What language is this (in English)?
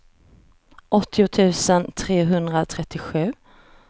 Swedish